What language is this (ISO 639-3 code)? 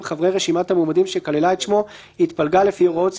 heb